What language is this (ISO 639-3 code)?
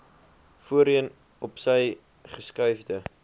afr